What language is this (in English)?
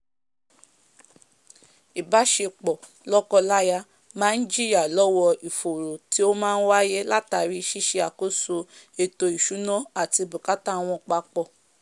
Yoruba